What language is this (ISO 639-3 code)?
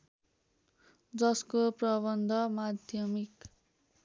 nep